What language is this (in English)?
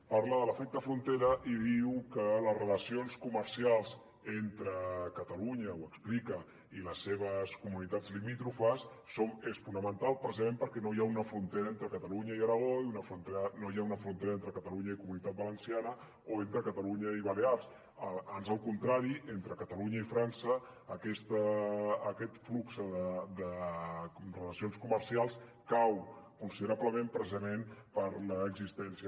Catalan